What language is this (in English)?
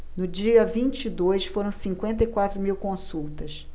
Portuguese